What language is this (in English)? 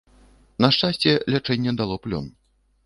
Belarusian